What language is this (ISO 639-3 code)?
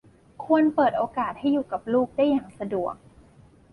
tha